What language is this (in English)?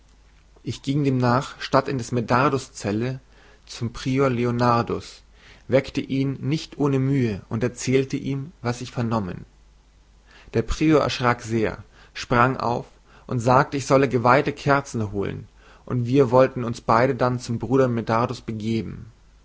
German